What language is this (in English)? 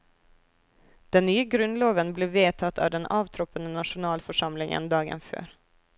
Norwegian